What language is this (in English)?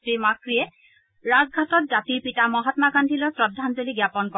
Assamese